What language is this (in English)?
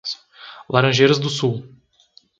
Portuguese